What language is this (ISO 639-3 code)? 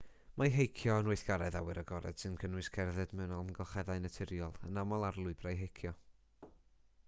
cym